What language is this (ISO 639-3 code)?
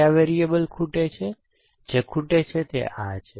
guj